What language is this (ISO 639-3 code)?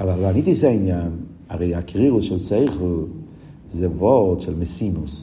heb